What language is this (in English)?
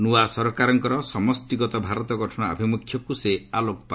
Odia